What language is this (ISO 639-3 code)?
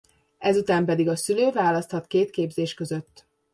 hun